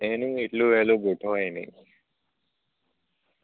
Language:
Gujarati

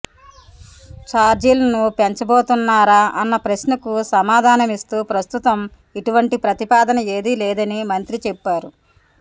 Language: Telugu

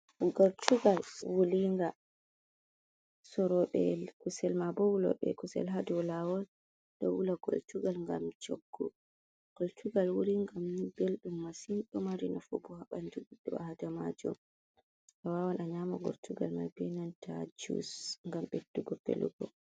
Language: Fula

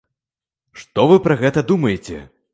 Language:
Belarusian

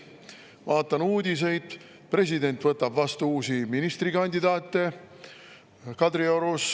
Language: Estonian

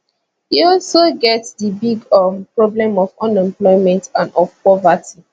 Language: Nigerian Pidgin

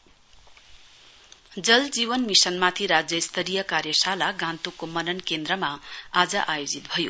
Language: Nepali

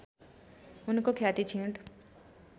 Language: Nepali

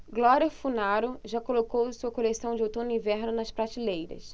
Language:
Portuguese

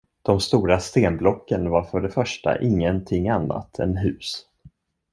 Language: Swedish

